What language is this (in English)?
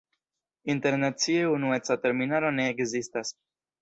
Esperanto